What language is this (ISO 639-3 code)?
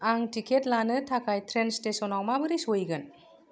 brx